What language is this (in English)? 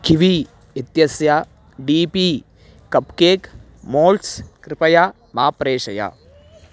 Sanskrit